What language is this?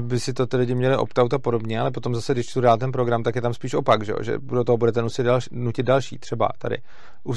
Czech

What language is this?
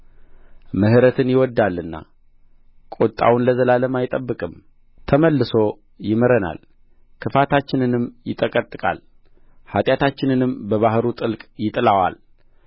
Amharic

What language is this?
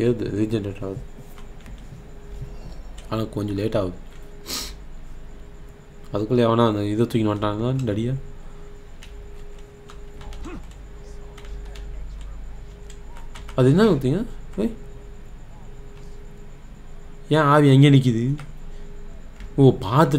Korean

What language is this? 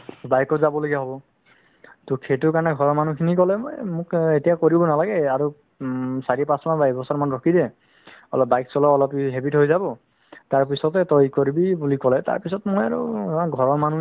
Assamese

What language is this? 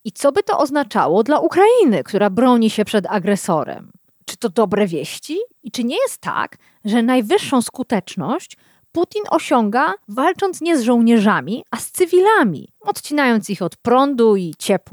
Polish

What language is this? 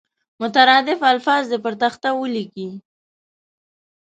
Pashto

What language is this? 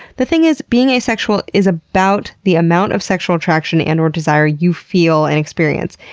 English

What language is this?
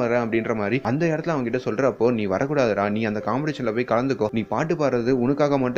Tamil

